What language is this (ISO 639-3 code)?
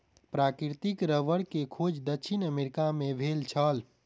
mai